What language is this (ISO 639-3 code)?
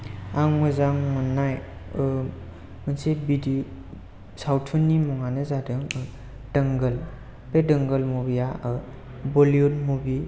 brx